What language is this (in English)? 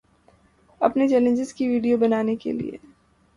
Urdu